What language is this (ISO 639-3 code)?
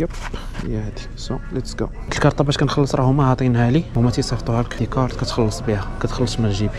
ara